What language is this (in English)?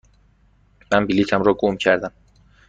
Persian